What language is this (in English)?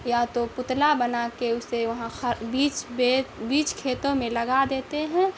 Urdu